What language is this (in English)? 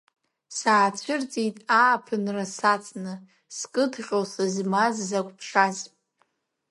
Abkhazian